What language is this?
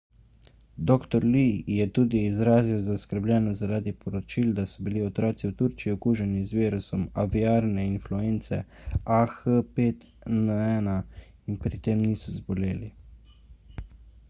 Slovenian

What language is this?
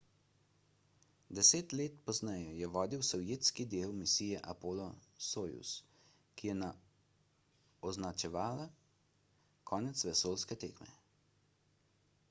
Slovenian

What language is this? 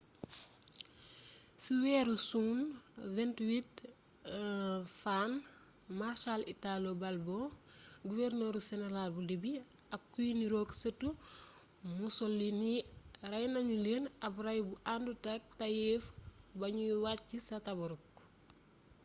Wolof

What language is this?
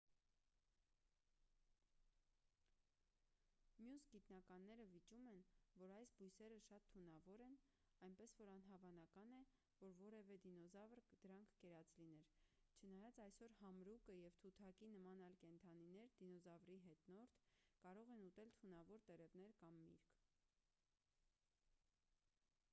Armenian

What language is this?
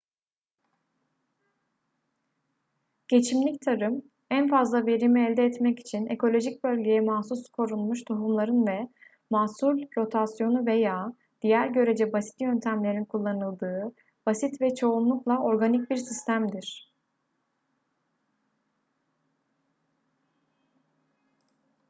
Turkish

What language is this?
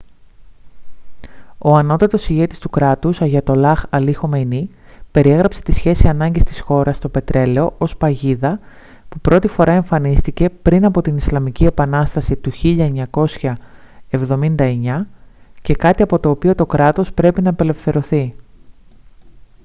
Greek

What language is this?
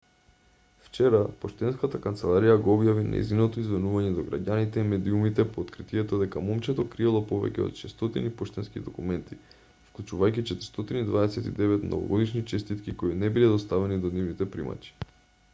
Macedonian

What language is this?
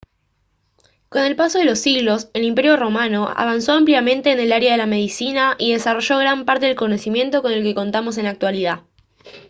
Spanish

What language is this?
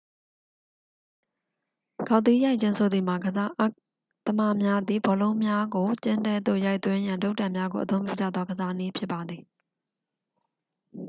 Burmese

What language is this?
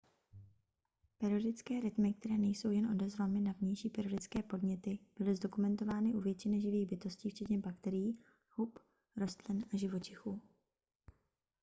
Czech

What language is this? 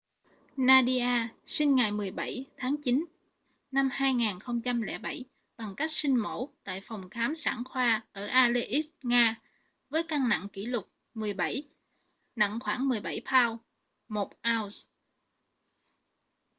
Vietnamese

